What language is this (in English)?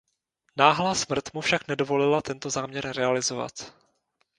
Czech